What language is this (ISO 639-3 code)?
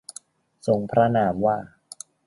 tha